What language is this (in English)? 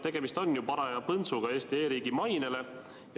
Estonian